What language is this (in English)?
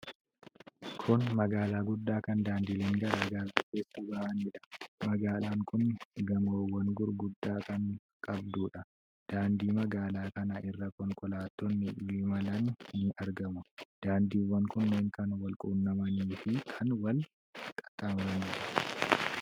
Oromo